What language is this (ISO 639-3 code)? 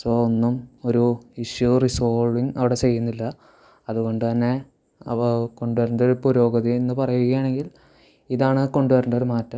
mal